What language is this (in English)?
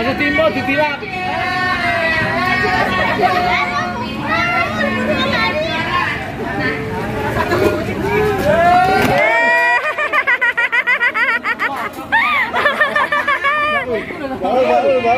Indonesian